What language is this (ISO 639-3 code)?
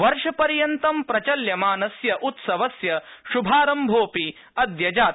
san